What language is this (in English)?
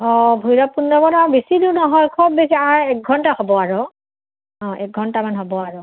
Assamese